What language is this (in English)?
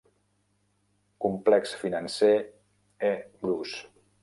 Catalan